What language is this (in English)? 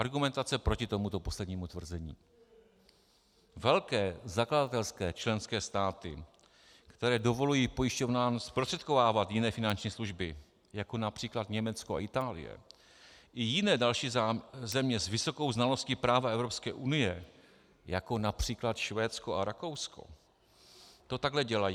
Czech